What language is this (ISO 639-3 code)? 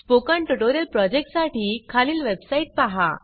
mar